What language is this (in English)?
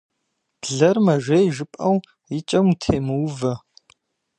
Kabardian